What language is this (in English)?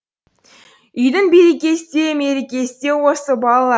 Kazakh